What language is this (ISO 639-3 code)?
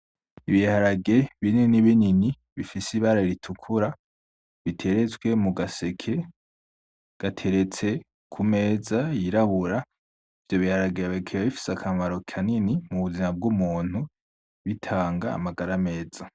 run